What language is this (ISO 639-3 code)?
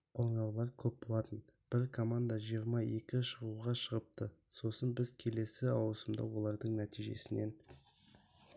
kaz